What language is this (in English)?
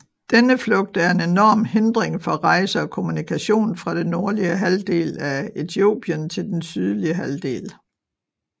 Danish